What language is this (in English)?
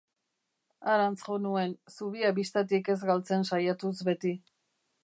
Basque